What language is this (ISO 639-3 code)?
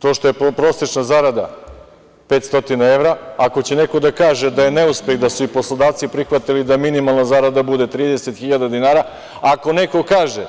srp